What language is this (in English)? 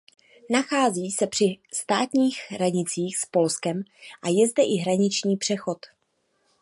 Czech